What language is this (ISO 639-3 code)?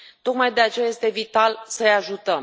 ron